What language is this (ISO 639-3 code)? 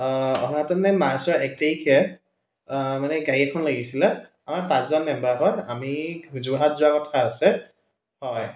asm